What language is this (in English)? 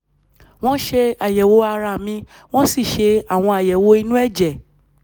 Yoruba